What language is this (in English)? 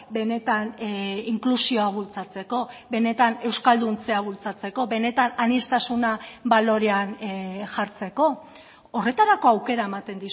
Basque